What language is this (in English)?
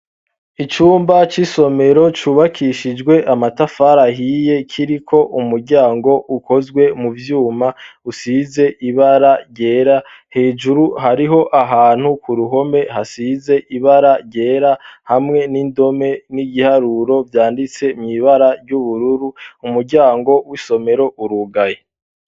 Rundi